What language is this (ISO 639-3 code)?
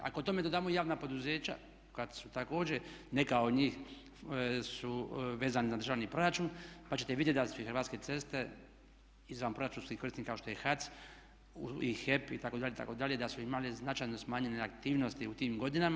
hrv